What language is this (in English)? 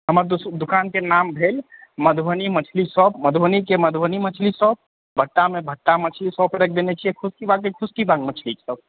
Maithili